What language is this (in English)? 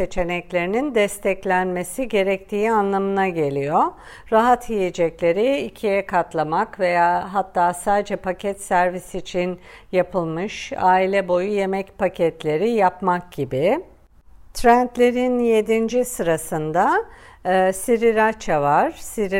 Turkish